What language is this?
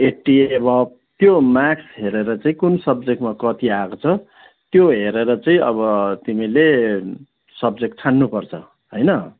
Nepali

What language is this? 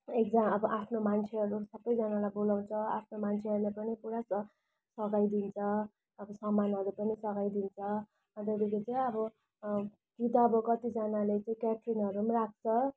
Nepali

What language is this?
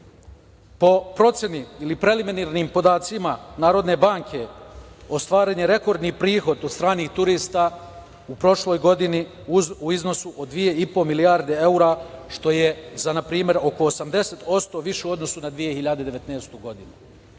Serbian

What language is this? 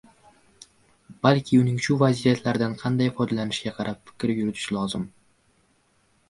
Uzbek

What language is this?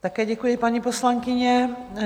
Czech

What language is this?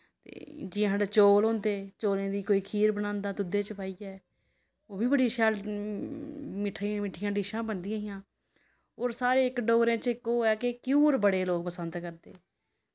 Dogri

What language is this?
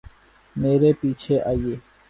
Urdu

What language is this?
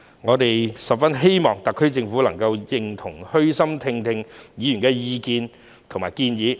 Cantonese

